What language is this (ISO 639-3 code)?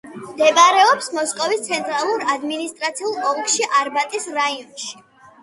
kat